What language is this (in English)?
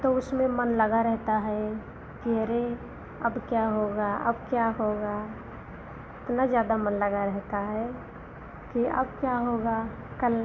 Hindi